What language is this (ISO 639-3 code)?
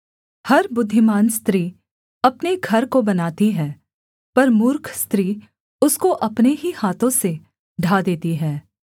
hin